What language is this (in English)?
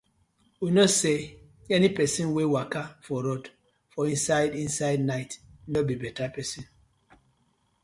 Nigerian Pidgin